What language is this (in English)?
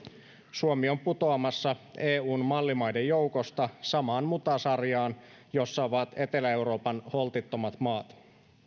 Finnish